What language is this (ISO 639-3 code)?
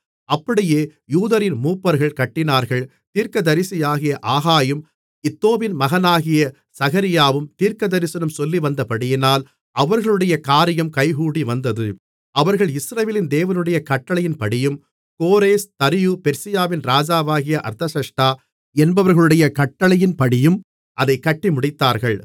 tam